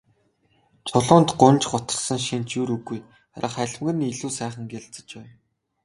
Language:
Mongolian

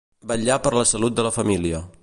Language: Catalan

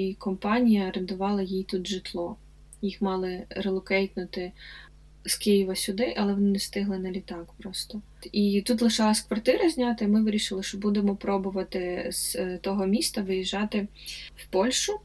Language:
Ukrainian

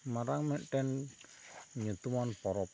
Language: Santali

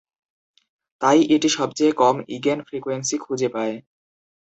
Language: Bangla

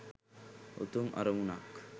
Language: Sinhala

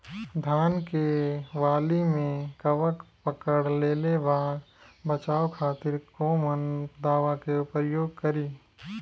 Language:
Bhojpuri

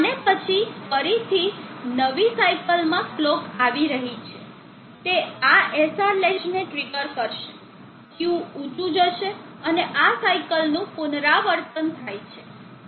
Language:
Gujarati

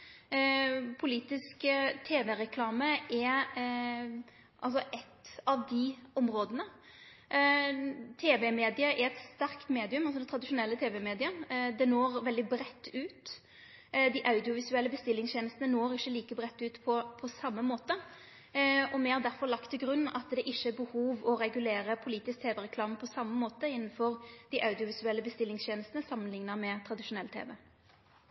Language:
Norwegian Nynorsk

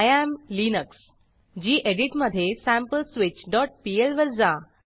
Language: Marathi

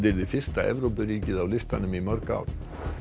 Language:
Icelandic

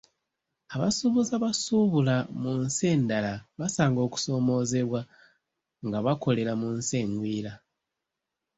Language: Ganda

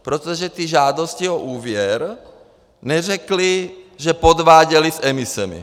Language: Czech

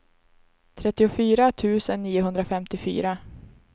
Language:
Swedish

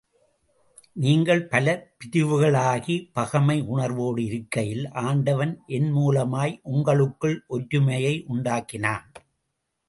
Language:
Tamil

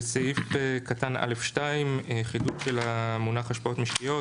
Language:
Hebrew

